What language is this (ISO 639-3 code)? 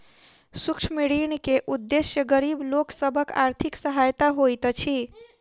mai